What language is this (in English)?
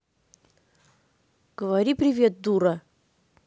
Russian